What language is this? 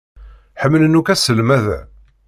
Kabyle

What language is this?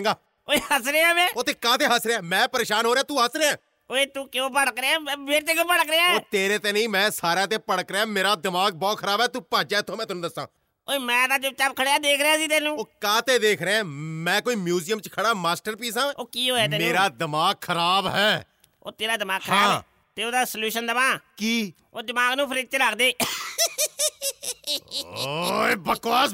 Punjabi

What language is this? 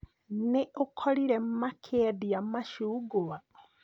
Kikuyu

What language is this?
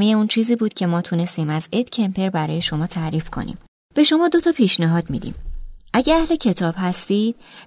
Persian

